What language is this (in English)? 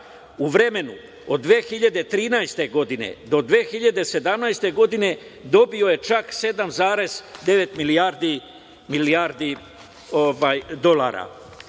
Serbian